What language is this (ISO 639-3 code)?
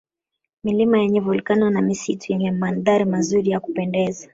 swa